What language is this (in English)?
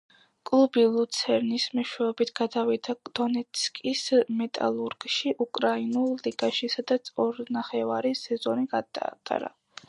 Georgian